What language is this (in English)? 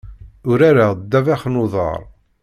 Kabyle